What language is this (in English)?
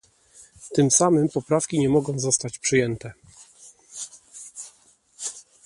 Polish